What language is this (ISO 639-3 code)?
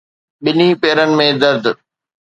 snd